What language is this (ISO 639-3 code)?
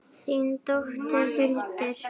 isl